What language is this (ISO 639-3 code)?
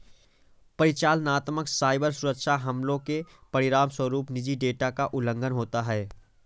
hin